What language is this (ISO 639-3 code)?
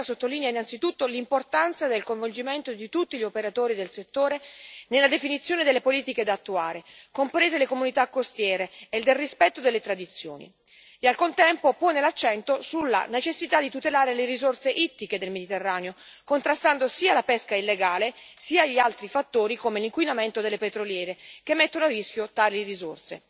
ita